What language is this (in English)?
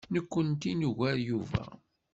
Kabyle